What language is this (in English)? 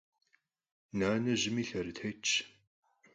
Kabardian